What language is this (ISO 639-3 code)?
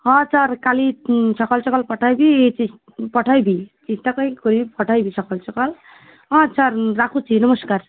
ori